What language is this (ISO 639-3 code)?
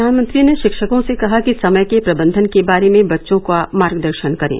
hin